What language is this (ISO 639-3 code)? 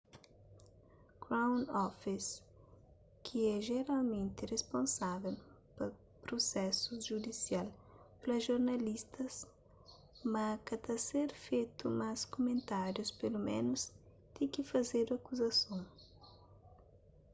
kea